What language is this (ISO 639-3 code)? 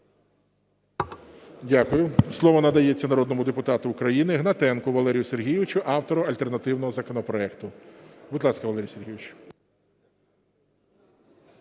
ukr